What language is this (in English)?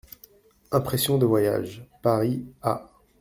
French